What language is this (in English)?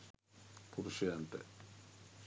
Sinhala